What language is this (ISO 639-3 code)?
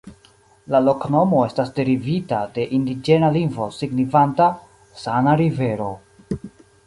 epo